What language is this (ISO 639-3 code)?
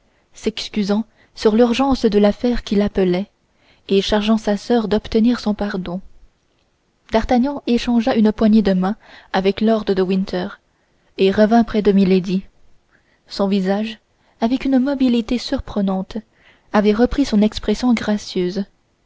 fra